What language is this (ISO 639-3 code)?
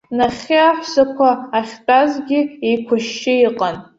abk